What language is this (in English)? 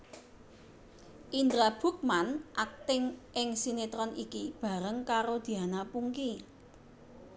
Javanese